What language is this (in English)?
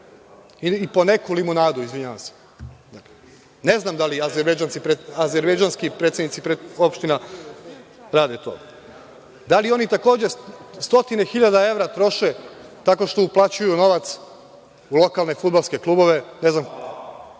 Serbian